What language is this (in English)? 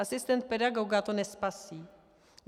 Czech